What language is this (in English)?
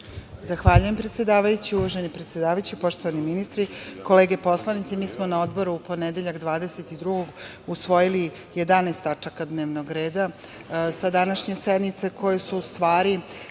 Serbian